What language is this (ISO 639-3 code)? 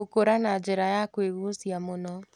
kik